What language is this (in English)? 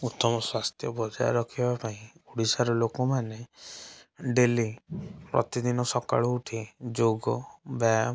Odia